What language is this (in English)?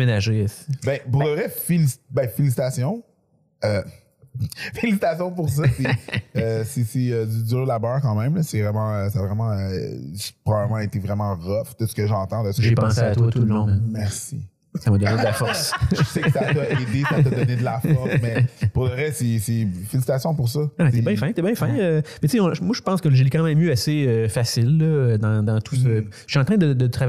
French